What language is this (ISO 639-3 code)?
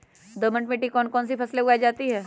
mag